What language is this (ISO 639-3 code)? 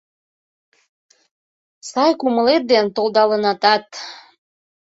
chm